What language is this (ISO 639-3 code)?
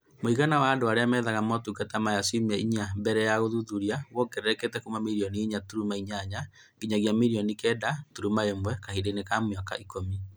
kik